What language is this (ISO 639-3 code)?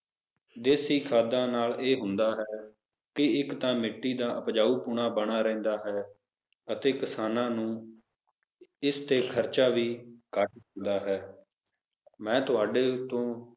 pan